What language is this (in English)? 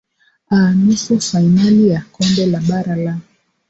Swahili